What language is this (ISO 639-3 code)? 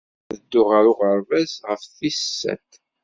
kab